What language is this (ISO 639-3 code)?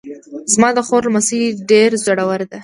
pus